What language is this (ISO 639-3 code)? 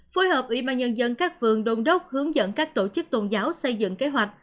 vie